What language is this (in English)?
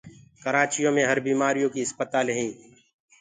Gurgula